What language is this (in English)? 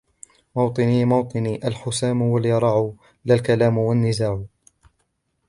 Arabic